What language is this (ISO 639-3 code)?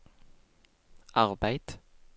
nor